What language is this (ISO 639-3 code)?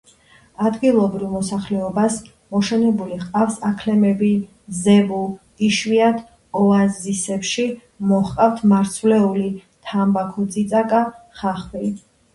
kat